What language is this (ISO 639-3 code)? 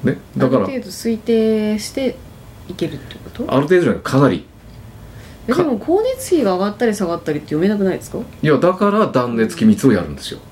jpn